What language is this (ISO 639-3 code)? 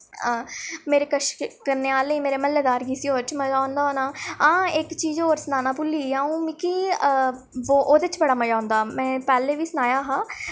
doi